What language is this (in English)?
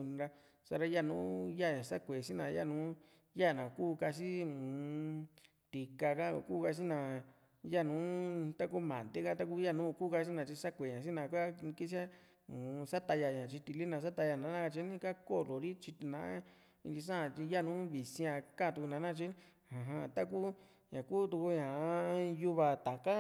Juxtlahuaca Mixtec